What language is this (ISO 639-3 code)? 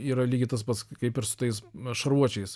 lit